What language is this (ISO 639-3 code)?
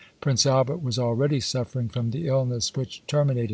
eng